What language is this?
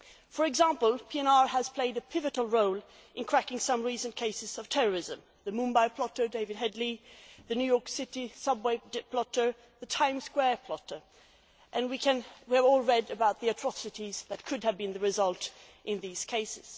English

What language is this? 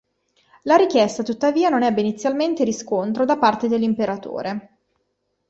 Italian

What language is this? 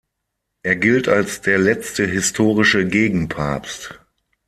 German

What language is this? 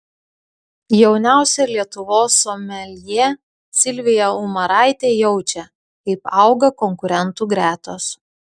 Lithuanian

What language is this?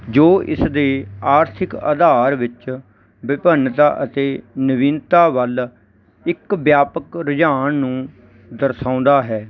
Punjabi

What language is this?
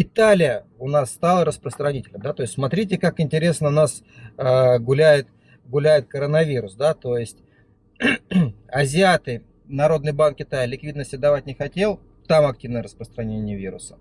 Russian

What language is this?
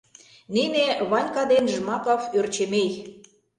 Mari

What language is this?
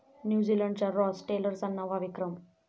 Marathi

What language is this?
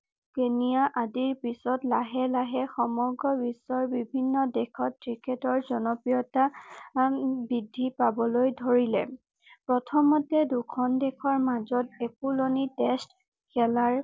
Assamese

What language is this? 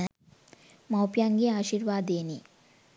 Sinhala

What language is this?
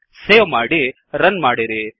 Kannada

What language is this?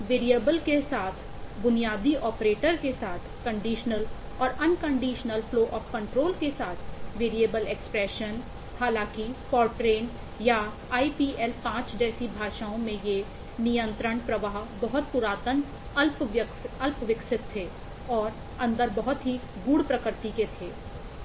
Hindi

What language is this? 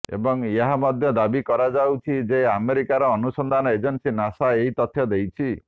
Odia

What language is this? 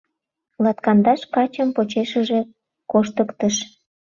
Mari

